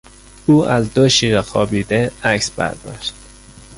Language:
Persian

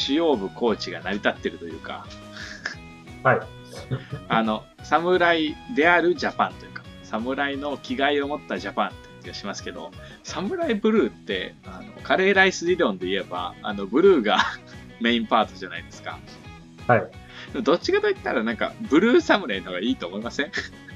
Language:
Japanese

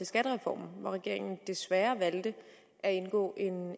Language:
Danish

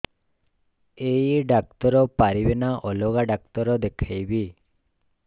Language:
Odia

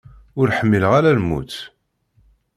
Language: Kabyle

